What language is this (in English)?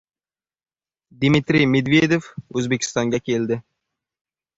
Uzbek